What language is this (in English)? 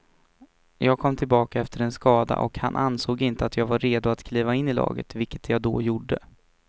Swedish